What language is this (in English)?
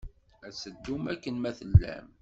Kabyle